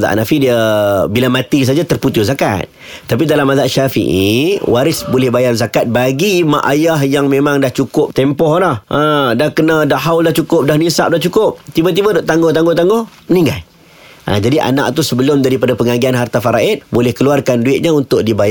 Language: Malay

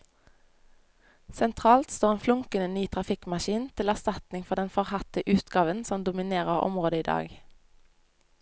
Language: Norwegian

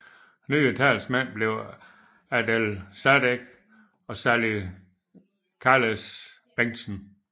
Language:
Danish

